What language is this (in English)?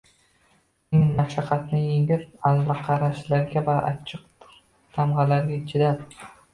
Uzbek